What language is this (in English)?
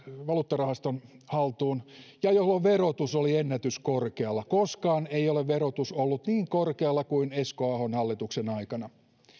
Finnish